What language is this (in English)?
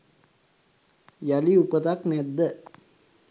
Sinhala